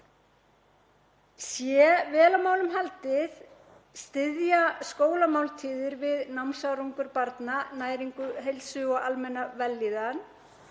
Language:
Icelandic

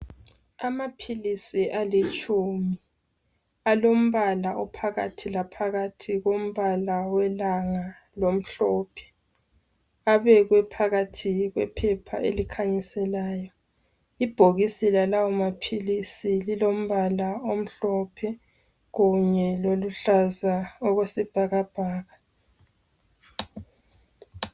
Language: North Ndebele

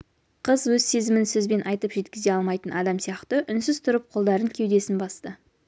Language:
Kazakh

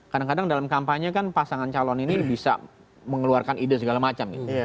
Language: Indonesian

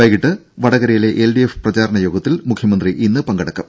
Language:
Malayalam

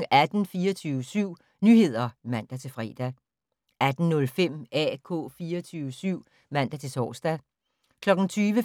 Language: Danish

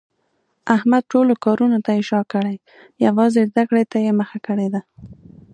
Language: Pashto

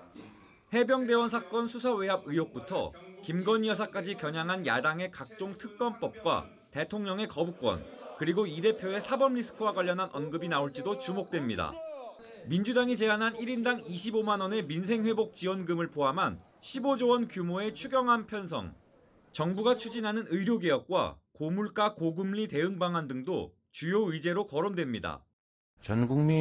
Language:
Korean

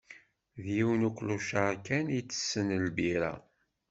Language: Kabyle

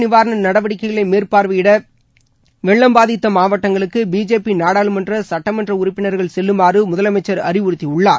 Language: Tamil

